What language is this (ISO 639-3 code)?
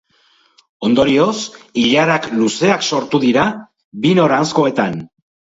eus